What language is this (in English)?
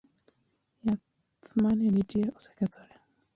Luo (Kenya and Tanzania)